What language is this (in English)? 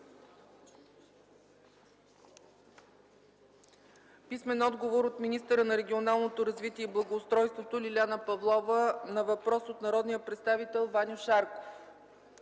Bulgarian